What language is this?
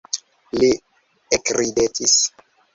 Esperanto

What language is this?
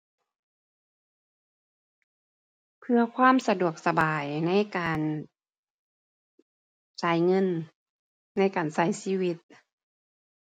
Thai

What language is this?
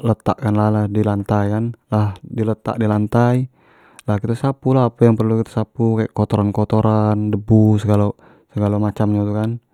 Jambi Malay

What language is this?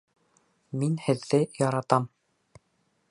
Bashkir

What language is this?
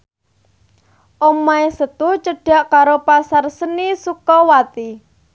Javanese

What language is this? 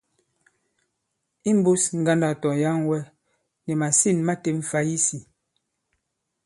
Bankon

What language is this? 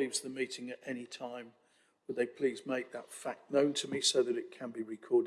English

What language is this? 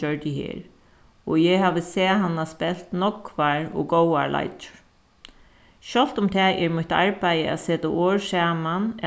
Faroese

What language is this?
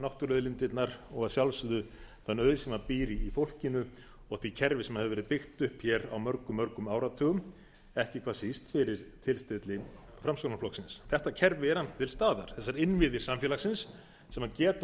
Icelandic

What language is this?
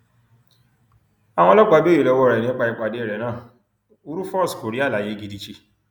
Yoruba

